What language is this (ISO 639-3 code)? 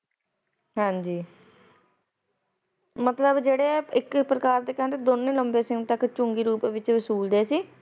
pan